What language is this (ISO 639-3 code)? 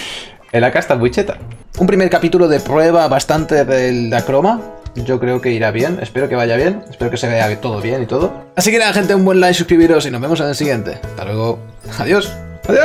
spa